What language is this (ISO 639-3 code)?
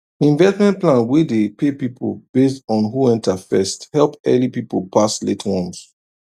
pcm